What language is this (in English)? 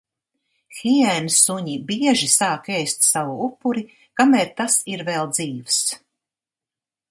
Latvian